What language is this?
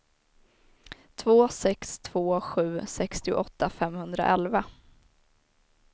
Swedish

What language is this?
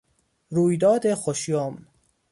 Persian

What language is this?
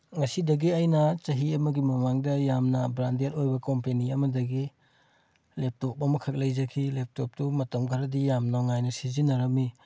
Manipuri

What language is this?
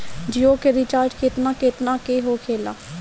Bhojpuri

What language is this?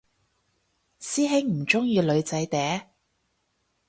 Cantonese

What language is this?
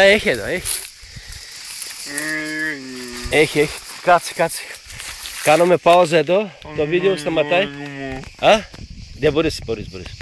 Greek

